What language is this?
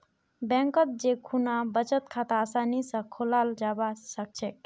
Magahi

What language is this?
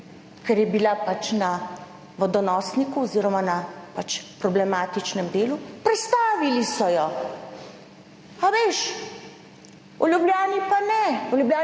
Slovenian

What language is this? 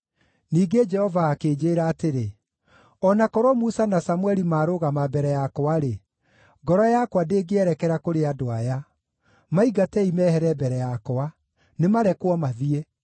Kikuyu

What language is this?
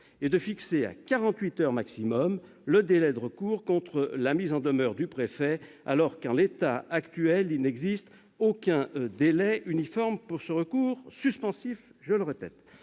French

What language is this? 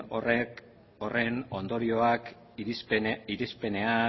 Basque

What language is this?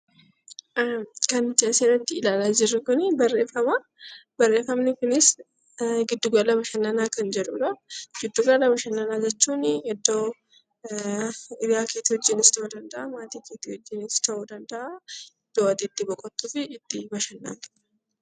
Oromo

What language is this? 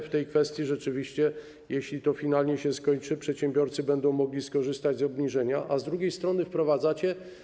Polish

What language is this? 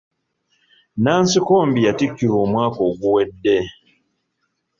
Ganda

